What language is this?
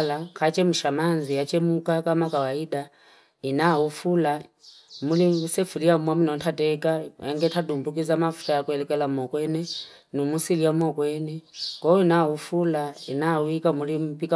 Fipa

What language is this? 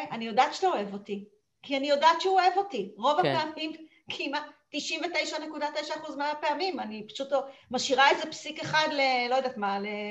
Hebrew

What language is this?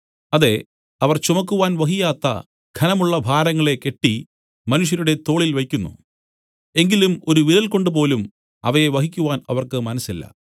Malayalam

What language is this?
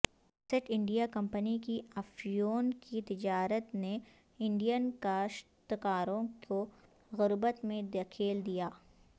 Urdu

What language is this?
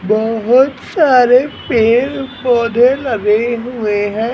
Hindi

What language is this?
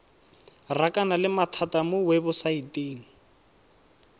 Tswana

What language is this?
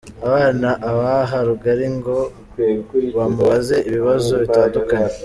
Kinyarwanda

